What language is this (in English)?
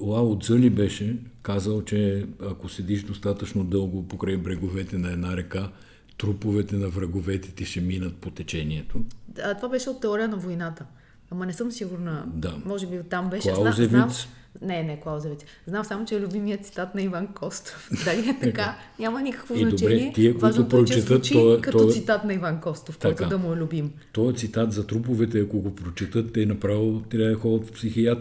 Bulgarian